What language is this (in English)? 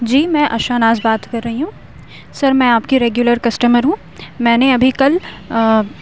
Urdu